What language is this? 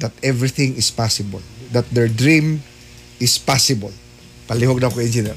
Filipino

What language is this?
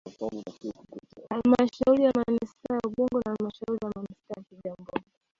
Swahili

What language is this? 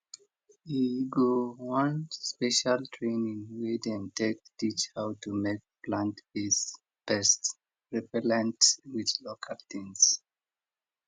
Nigerian Pidgin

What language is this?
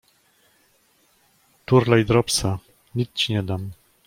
Polish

